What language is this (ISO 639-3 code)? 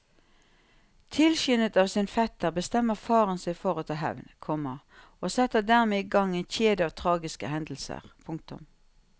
nor